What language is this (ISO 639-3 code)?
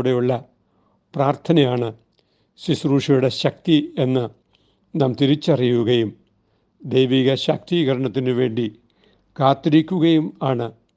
mal